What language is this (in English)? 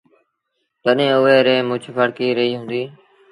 Sindhi Bhil